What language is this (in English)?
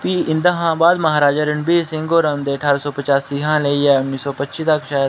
Dogri